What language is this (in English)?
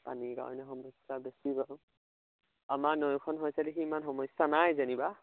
Assamese